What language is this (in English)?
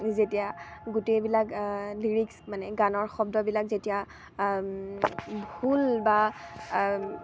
Assamese